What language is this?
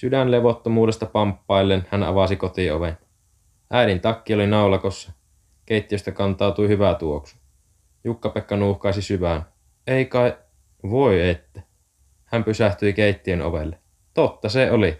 Finnish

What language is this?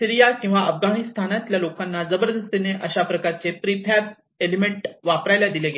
Marathi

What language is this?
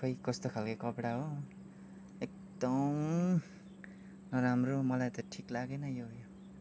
Nepali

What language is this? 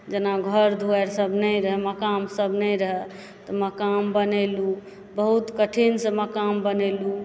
Maithili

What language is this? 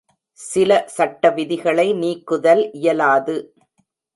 Tamil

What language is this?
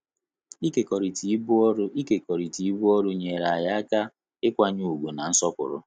Igbo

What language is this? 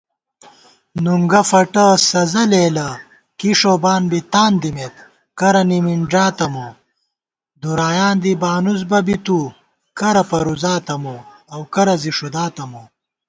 Gawar-Bati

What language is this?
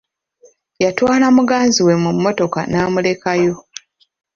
Ganda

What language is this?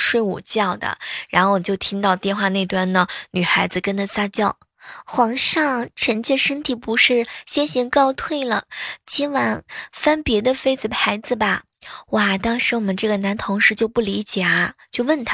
Chinese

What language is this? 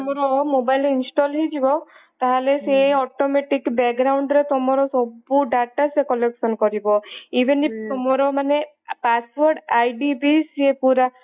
Odia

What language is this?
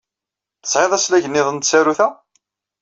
Kabyle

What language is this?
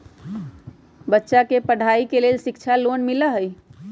Magahi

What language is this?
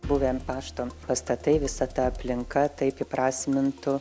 Lithuanian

